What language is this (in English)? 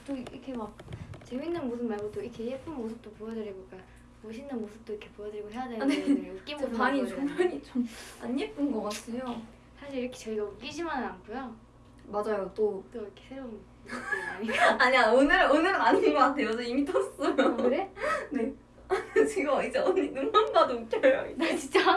Korean